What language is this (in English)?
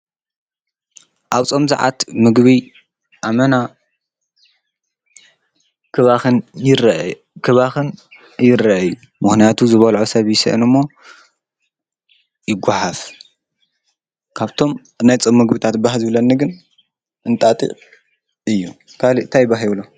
Tigrinya